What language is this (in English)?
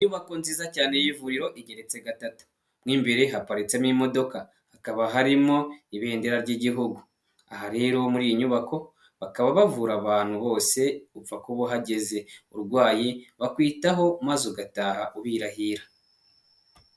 Kinyarwanda